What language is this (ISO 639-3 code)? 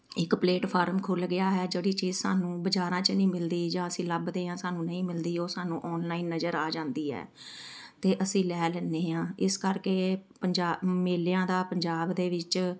pan